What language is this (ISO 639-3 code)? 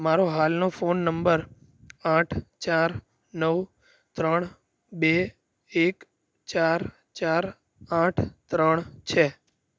guj